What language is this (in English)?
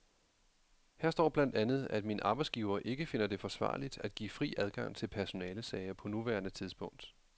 Danish